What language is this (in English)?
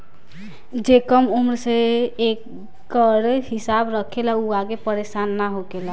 Bhojpuri